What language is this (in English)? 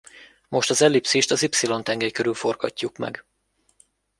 Hungarian